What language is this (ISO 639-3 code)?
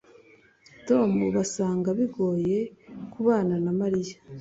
kin